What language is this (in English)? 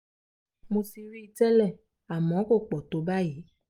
Yoruba